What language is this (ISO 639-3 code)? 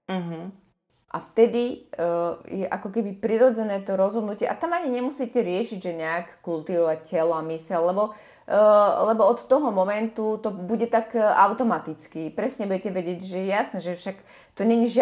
slk